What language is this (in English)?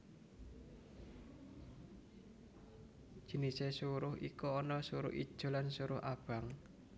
Javanese